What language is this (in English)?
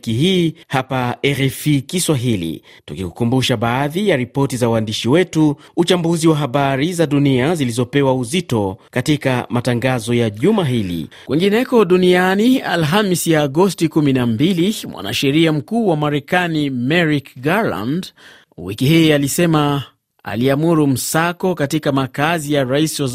Swahili